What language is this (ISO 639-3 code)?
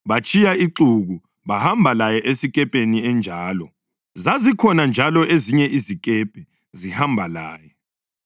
nde